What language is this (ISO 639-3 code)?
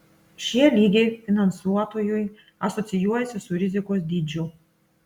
lit